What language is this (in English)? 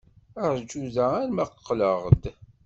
Kabyle